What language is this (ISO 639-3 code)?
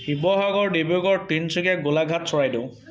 asm